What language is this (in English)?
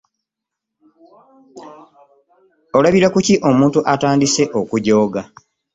Ganda